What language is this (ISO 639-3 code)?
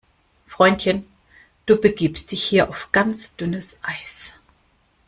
deu